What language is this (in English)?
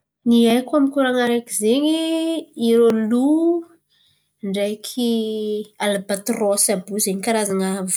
Antankarana Malagasy